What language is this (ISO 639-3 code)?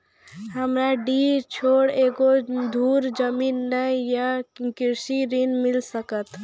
mai